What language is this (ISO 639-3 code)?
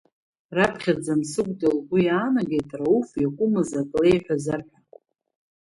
abk